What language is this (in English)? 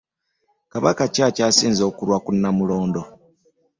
Ganda